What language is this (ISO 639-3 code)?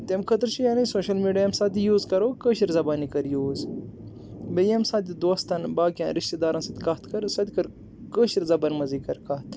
kas